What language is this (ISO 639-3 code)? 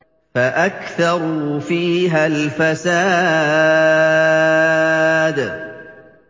ara